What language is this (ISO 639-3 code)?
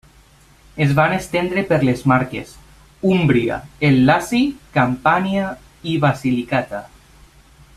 cat